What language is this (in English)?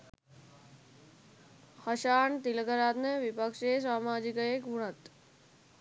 Sinhala